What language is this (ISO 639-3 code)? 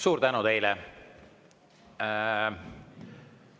est